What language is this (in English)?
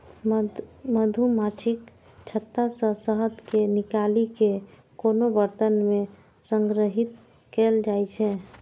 Maithili